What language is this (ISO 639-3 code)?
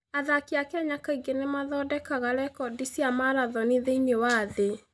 kik